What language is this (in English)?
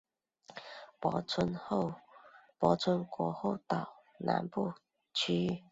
Chinese